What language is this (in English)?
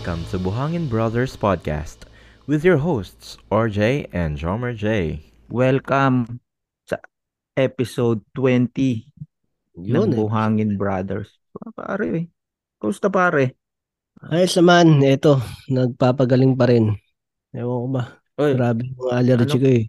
Filipino